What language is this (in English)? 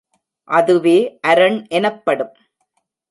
Tamil